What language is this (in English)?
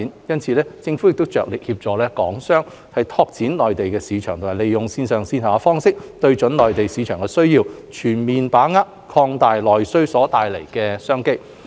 Cantonese